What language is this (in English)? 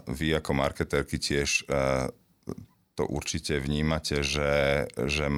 Slovak